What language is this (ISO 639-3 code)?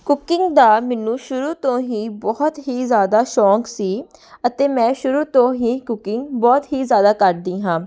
pan